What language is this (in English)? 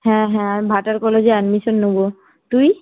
Bangla